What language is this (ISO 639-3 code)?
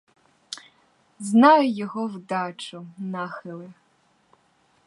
ukr